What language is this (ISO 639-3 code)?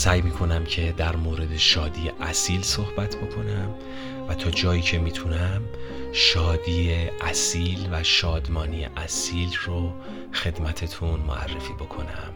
fas